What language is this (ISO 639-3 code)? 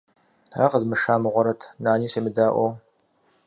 kbd